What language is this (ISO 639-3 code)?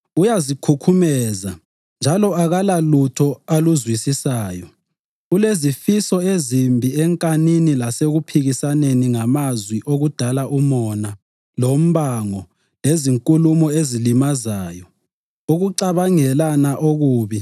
nde